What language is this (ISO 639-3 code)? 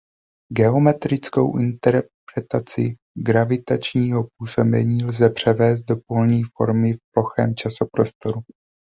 ces